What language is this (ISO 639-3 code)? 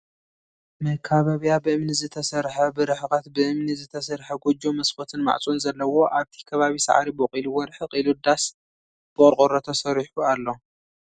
tir